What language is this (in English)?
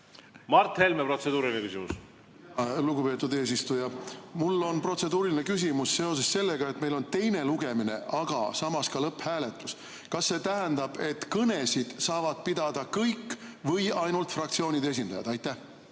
Estonian